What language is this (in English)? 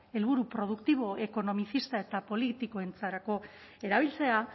Basque